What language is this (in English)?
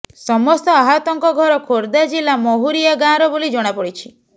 Odia